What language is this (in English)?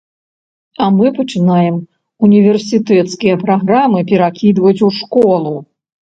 Belarusian